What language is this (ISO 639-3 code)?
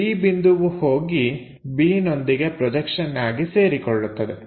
kan